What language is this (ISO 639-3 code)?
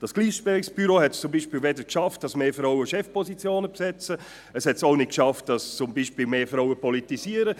gsw